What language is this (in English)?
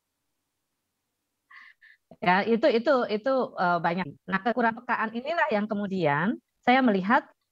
Indonesian